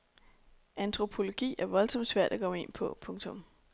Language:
Danish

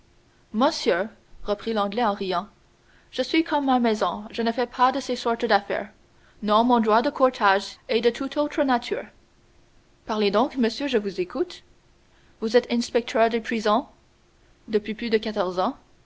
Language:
French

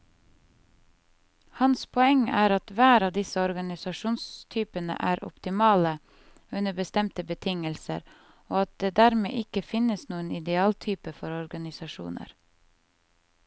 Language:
Norwegian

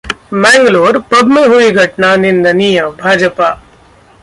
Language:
Hindi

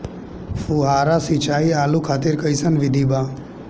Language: Bhojpuri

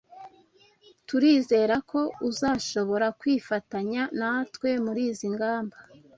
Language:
Kinyarwanda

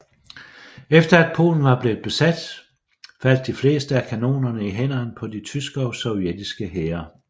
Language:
Danish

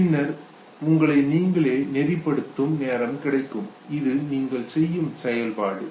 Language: Tamil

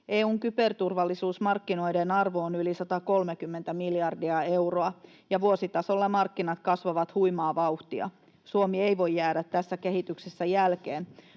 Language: Finnish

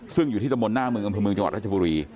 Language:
Thai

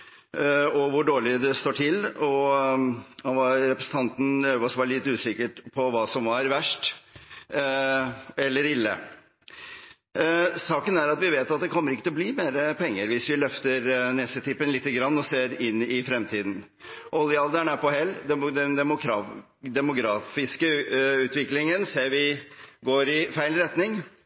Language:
Norwegian Bokmål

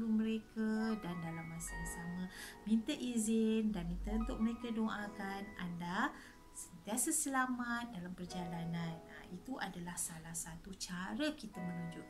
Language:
Malay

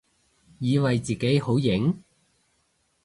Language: Cantonese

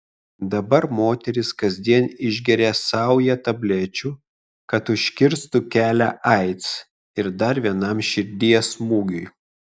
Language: Lithuanian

